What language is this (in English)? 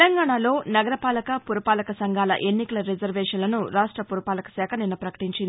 Telugu